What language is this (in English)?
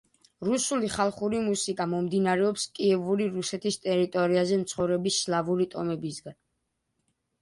Georgian